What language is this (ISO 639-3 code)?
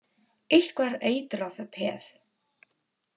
isl